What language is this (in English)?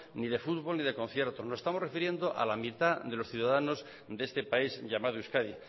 Spanish